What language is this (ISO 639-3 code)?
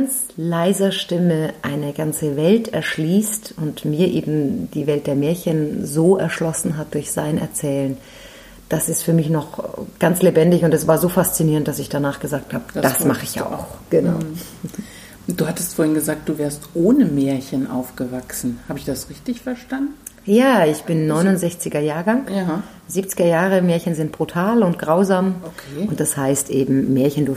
deu